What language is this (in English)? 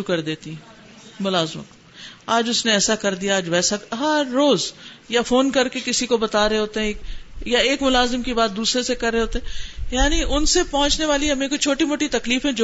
Urdu